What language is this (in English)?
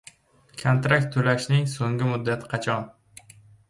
Uzbek